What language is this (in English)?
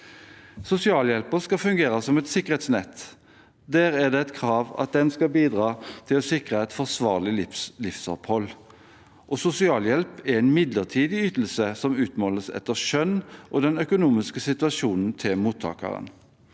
Norwegian